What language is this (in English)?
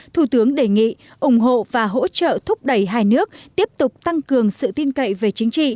Vietnamese